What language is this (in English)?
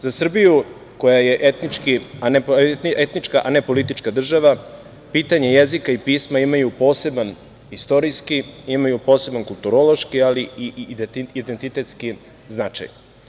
Serbian